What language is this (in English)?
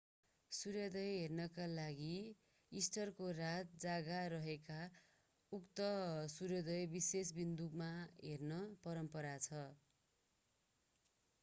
Nepali